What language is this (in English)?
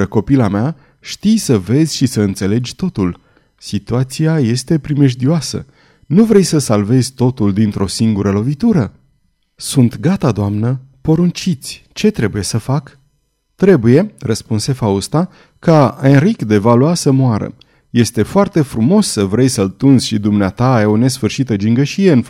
Romanian